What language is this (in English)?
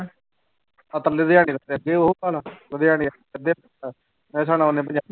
Punjabi